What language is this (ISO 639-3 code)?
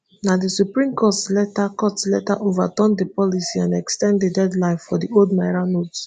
pcm